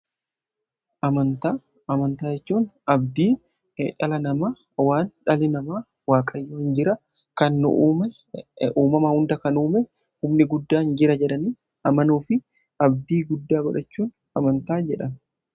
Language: Oromo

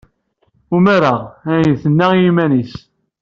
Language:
Kabyle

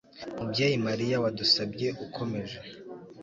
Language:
Kinyarwanda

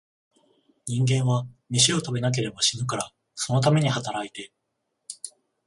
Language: Japanese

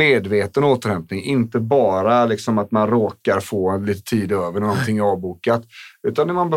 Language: Swedish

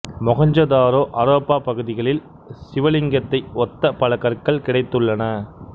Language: Tamil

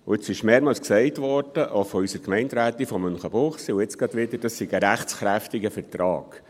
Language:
Swiss German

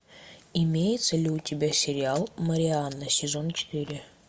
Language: Russian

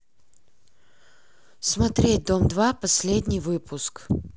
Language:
Russian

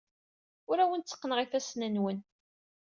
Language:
Kabyle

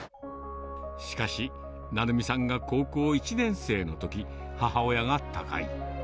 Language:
Japanese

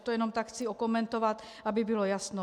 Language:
Czech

